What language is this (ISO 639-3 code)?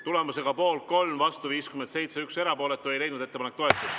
est